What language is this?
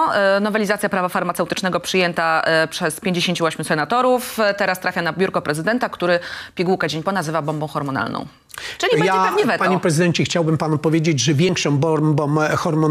Polish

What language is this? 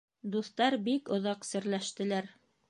Bashkir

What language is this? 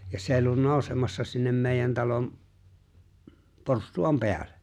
Finnish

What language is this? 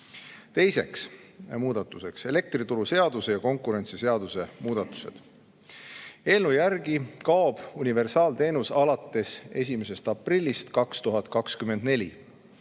Estonian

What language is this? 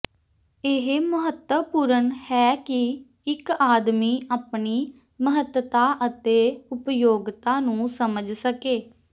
Punjabi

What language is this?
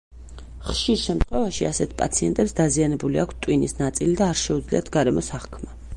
Georgian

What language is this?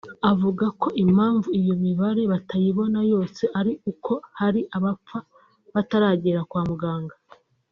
Kinyarwanda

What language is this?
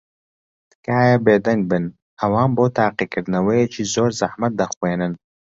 Central Kurdish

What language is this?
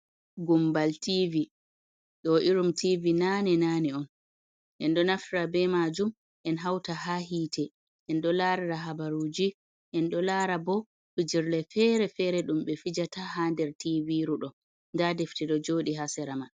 Fula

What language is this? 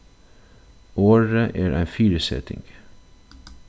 Faroese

